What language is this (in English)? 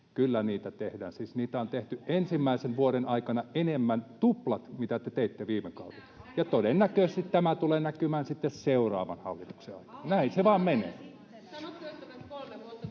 Finnish